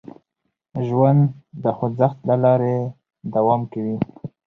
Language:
Pashto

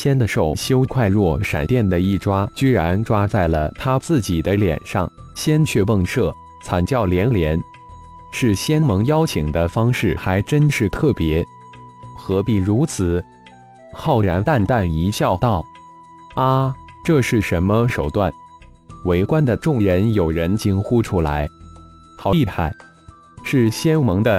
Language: Chinese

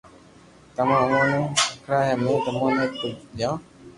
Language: Loarki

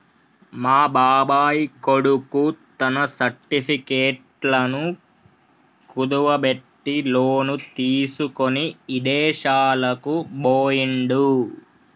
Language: Telugu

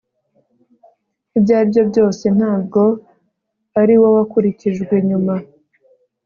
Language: Kinyarwanda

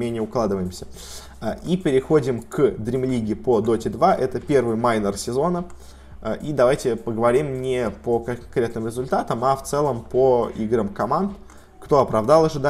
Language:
Russian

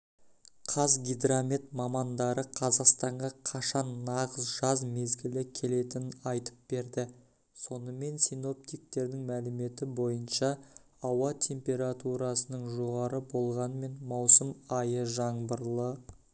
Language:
Kazakh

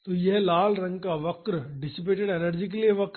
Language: Hindi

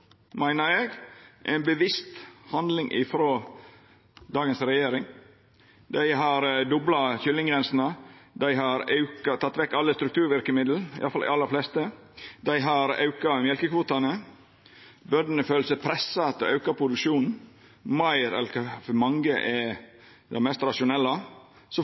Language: Norwegian Nynorsk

